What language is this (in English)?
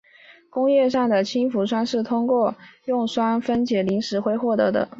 Chinese